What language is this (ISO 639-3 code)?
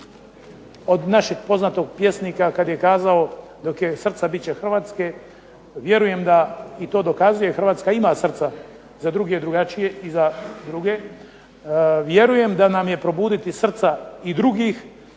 hrv